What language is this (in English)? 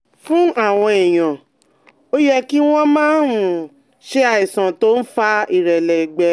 Yoruba